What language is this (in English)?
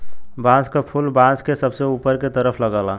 Bhojpuri